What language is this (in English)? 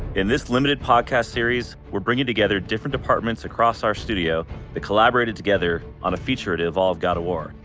English